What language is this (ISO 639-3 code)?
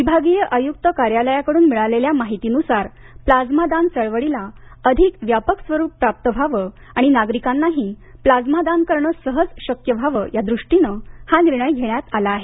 mar